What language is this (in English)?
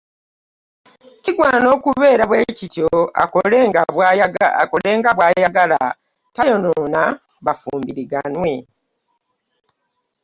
Ganda